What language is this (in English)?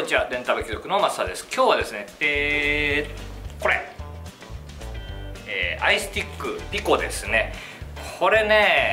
Japanese